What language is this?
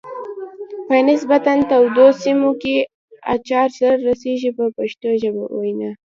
Pashto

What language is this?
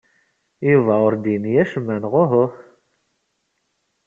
Kabyle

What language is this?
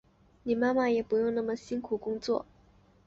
Chinese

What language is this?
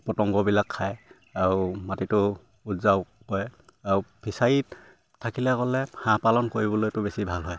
Assamese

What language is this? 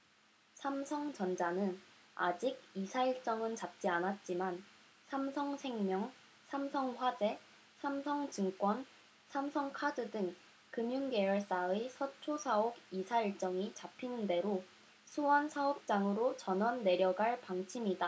Korean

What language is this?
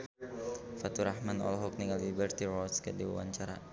Sundanese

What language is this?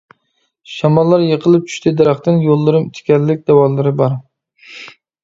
Uyghur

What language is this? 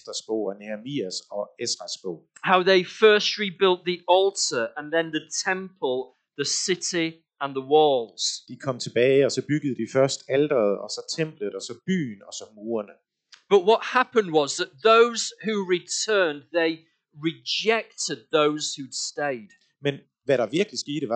Danish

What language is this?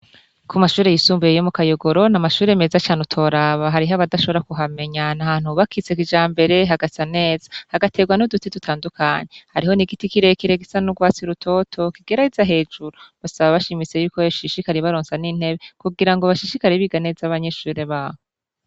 Rundi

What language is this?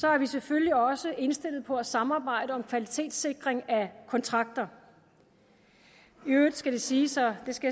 Danish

